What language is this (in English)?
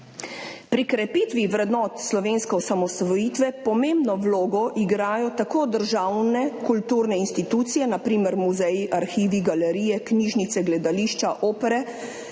Slovenian